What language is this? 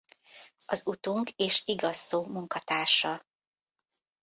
Hungarian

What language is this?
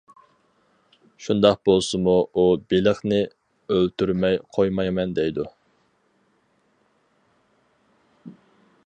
Uyghur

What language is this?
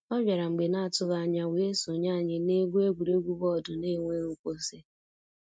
Igbo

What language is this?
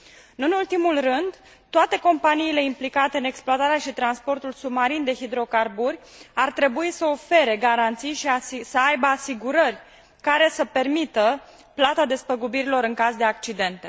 Romanian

